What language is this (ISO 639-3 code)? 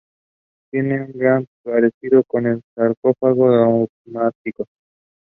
eng